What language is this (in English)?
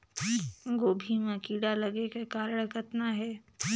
Chhattisgarhi